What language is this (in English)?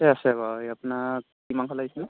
Assamese